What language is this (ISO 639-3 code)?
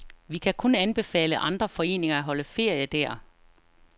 dan